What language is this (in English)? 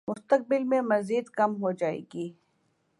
Urdu